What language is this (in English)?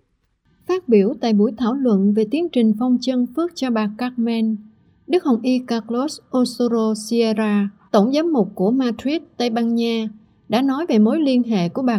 Vietnamese